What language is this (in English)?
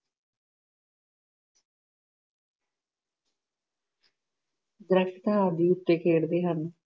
Punjabi